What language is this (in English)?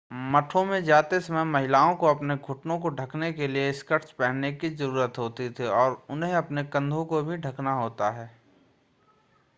Hindi